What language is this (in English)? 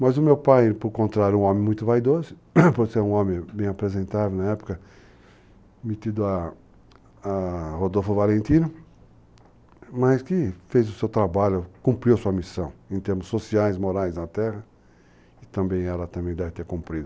Portuguese